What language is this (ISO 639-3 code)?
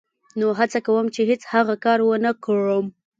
pus